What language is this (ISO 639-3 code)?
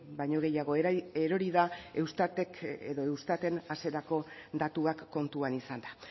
eus